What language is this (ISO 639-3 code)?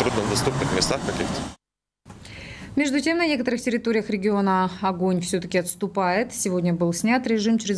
rus